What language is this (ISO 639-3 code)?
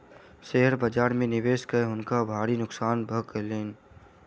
mai